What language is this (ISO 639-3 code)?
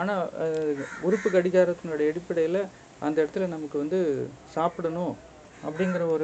tam